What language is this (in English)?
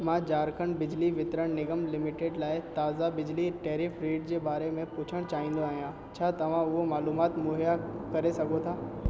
Sindhi